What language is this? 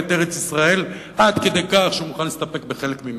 Hebrew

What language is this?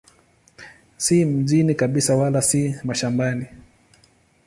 Swahili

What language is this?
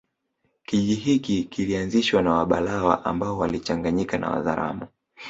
Swahili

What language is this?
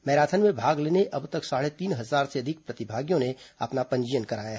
Hindi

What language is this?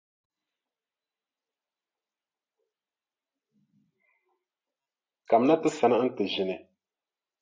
Dagbani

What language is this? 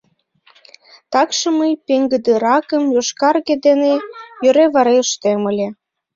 Mari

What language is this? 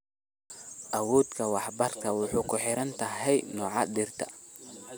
Somali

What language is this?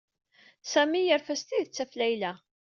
Kabyle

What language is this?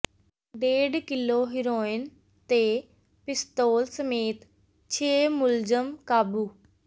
Punjabi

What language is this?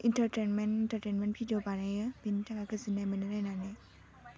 Bodo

